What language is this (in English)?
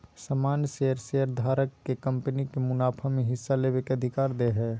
Magahi